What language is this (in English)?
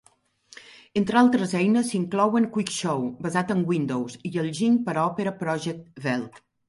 Catalan